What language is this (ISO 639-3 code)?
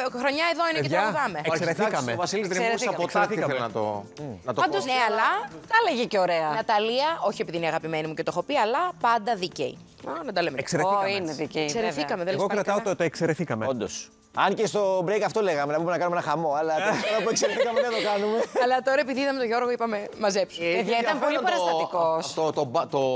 ell